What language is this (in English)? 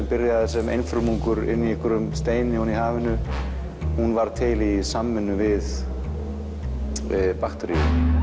Icelandic